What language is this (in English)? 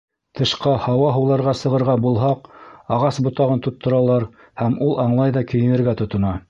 Bashkir